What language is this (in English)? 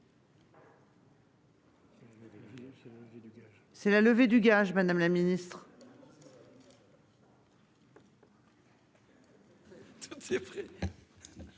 French